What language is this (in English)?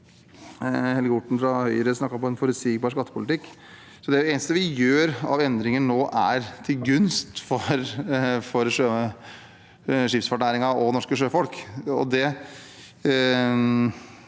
Norwegian